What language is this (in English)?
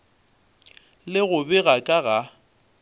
Northern Sotho